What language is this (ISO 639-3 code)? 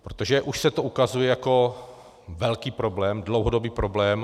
ces